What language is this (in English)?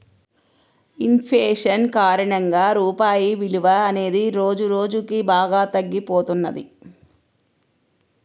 Telugu